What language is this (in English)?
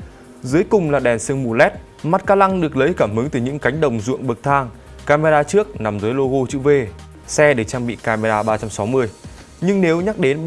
Vietnamese